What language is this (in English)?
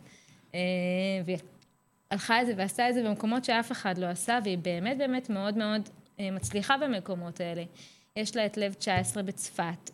Hebrew